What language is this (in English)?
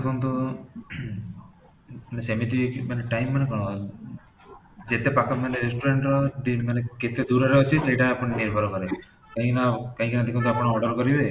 Odia